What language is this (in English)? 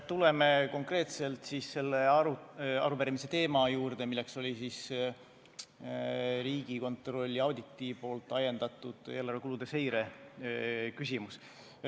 Estonian